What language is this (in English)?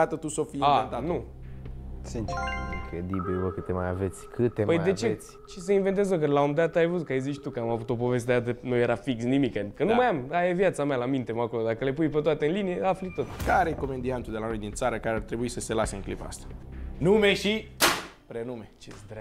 Romanian